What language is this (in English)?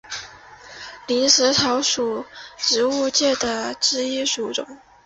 Chinese